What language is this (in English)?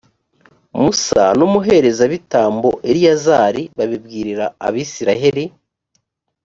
Kinyarwanda